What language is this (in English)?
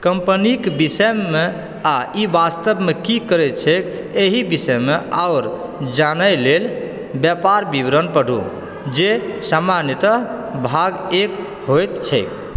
Maithili